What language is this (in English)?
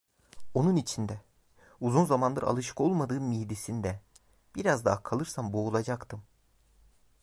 Turkish